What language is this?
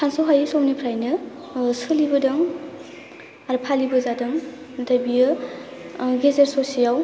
Bodo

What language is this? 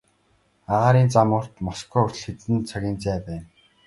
Mongolian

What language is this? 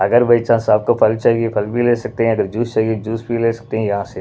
Hindi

